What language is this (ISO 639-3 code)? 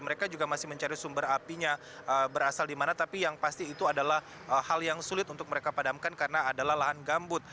ind